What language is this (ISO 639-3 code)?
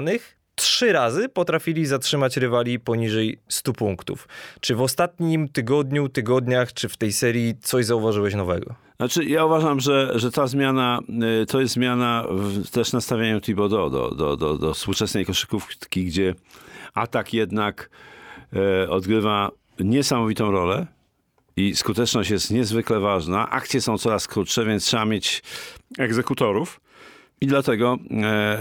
pol